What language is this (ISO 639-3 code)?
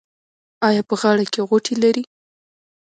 pus